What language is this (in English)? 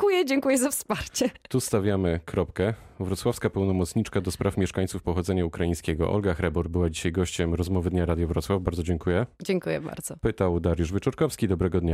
Polish